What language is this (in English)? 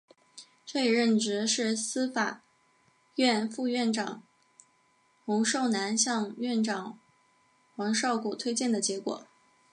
Chinese